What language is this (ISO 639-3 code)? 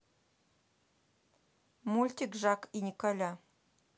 rus